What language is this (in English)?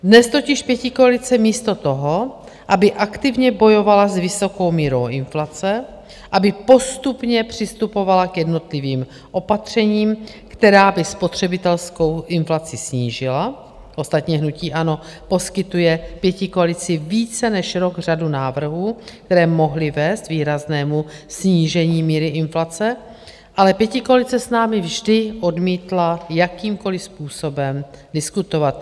Czech